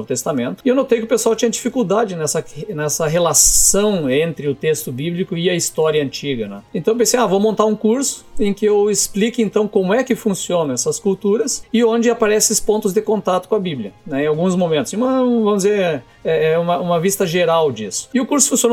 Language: Portuguese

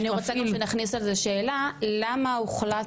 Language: Hebrew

